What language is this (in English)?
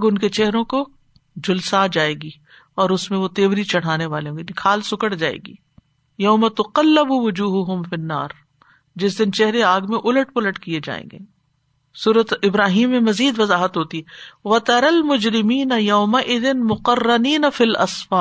Urdu